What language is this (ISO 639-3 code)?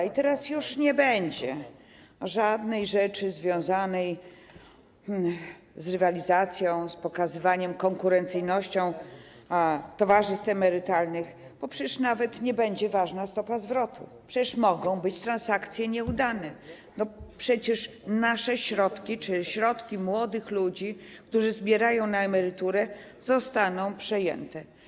pol